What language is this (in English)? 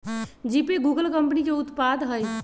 Magahi